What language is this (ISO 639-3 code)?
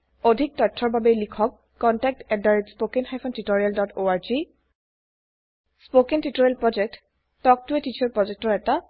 asm